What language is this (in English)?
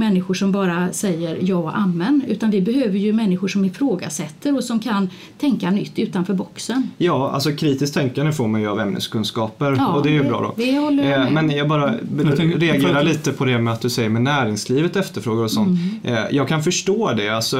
Swedish